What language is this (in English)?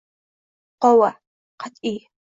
Uzbek